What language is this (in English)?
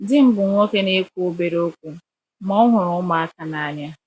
Igbo